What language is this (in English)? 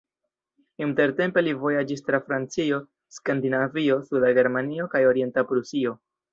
Esperanto